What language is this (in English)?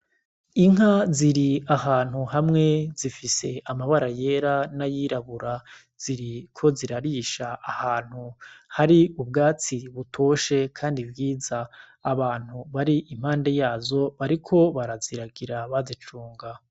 Rundi